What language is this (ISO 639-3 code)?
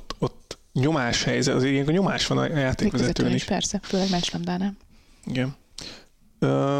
hun